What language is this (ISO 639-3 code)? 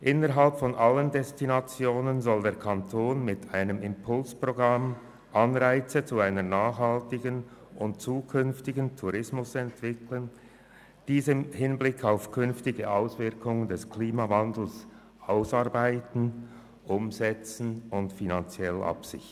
gsw